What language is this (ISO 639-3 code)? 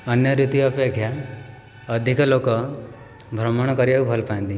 ori